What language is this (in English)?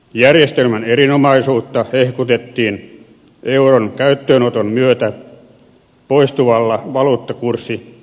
Finnish